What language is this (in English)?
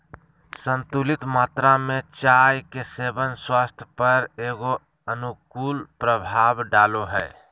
Magahi